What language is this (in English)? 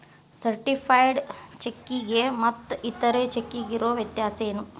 Kannada